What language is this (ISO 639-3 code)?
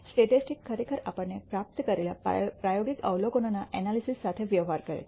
guj